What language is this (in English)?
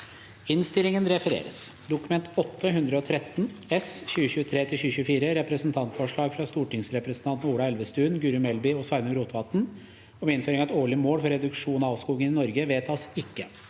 Norwegian